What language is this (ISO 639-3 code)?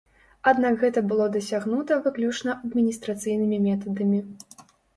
bel